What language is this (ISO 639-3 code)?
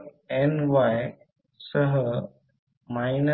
mar